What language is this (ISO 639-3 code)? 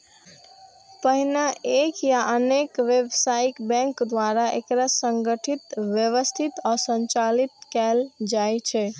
mai